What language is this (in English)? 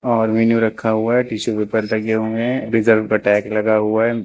Hindi